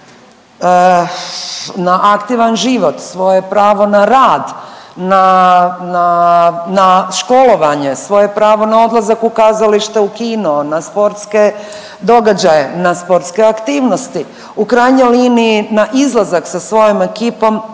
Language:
Croatian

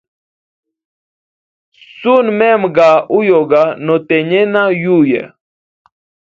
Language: Hemba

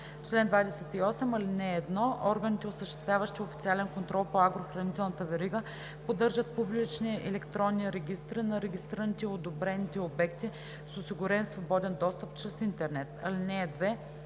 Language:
Bulgarian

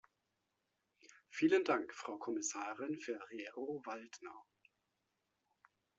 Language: German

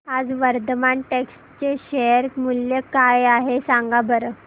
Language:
Marathi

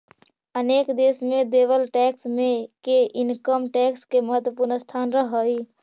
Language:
Magahi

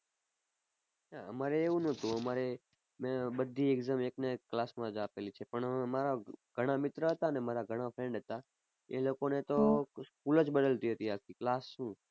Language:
Gujarati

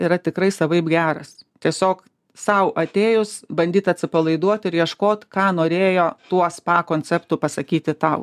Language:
Lithuanian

